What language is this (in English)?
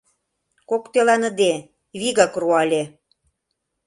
Mari